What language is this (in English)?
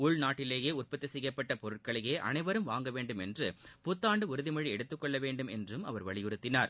Tamil